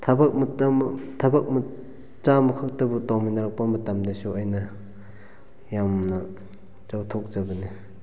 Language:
Manipuri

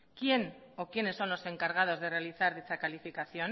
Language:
Spanish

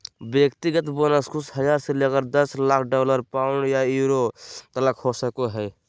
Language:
Magahi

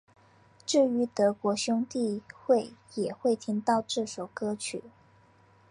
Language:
Chinese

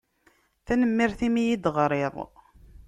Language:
Kabyle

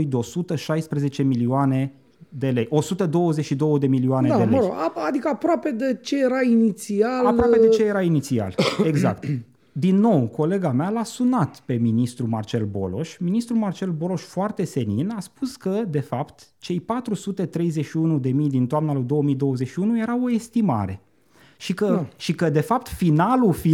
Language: Romanian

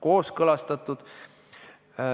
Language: Estonian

